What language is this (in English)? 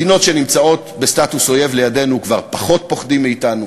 Hebrew